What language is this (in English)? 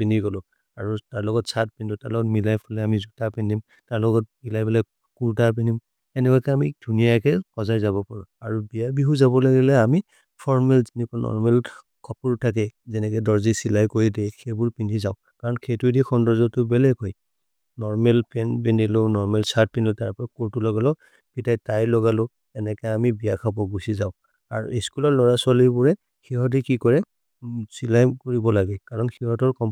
Maria (India)